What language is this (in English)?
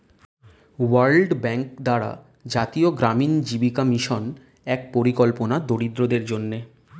Bangla